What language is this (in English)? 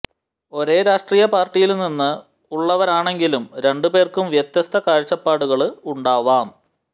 Malayalam